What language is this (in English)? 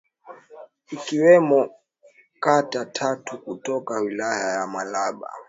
Swahili